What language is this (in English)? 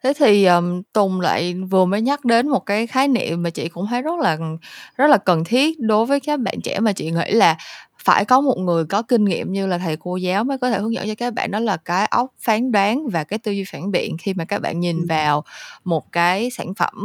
Vietnamese